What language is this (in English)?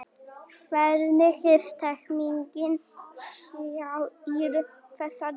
Icelandic